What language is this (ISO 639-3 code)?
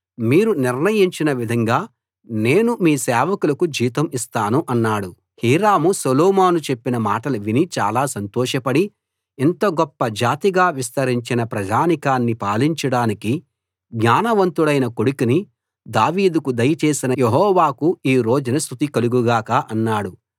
tel